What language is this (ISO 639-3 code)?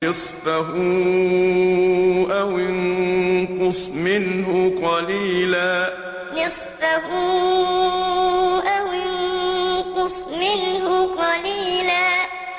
ara